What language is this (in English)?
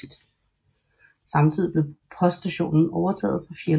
Danish